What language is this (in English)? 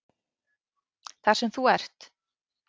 Icelandic